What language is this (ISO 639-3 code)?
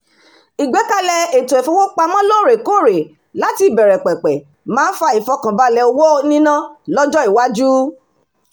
yor